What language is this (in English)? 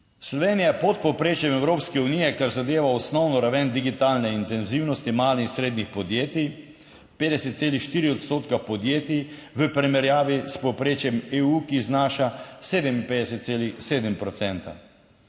Slovenian